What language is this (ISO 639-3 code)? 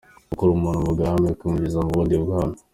kin